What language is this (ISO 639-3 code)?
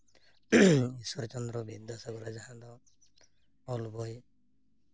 sat